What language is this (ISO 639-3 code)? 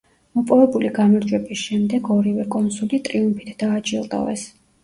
kat